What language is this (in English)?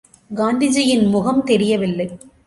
Tamil